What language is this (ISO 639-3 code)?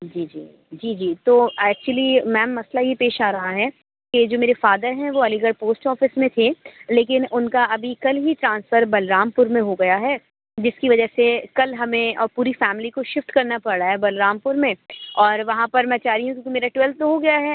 urd